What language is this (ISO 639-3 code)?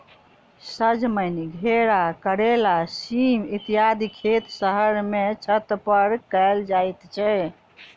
mai